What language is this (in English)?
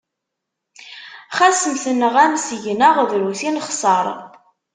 Kabyle